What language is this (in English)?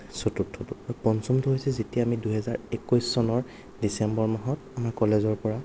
Assamese